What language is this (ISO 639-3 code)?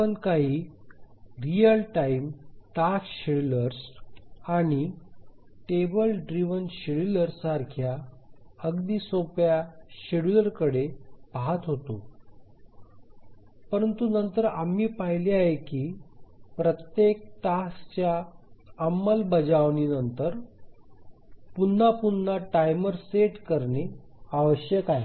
mar